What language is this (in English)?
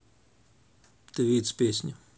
Russian